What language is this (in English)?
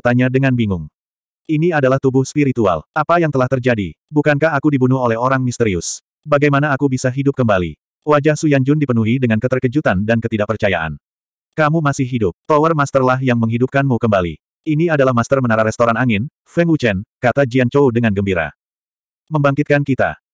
Indonesian